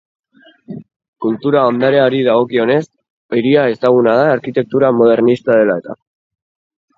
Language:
Basque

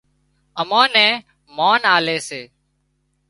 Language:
Wadiyara Koli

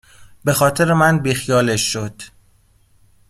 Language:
Persian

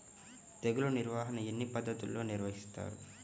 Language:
Telugu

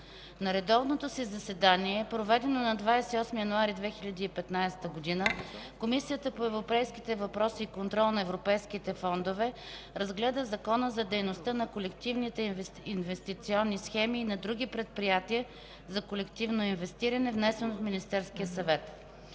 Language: Bulgarian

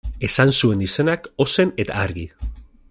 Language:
Basque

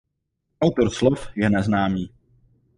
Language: Czech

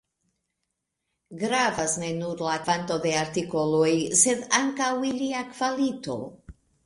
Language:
Esperanto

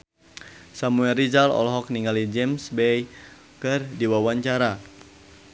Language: Sundanese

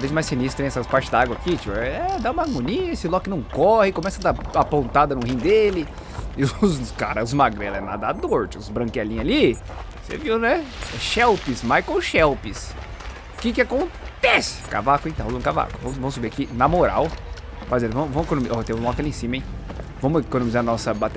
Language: Portuguese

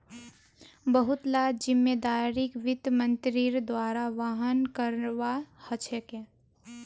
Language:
Magahi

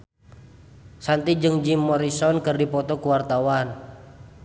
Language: Sundanese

